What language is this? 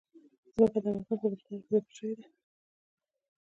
Pashto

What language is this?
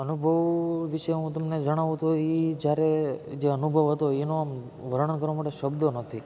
Gujarati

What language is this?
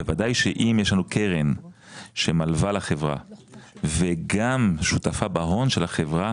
Hebrew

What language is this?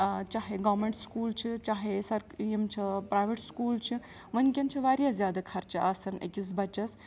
Kashmiri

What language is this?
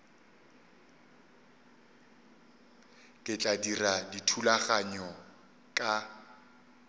Northern Sotho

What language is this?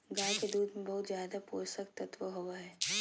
Magahi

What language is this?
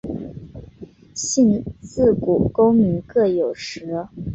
Chinese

